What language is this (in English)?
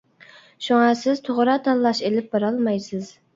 Uyghur